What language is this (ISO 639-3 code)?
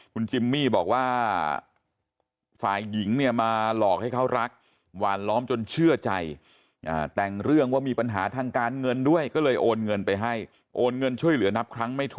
tha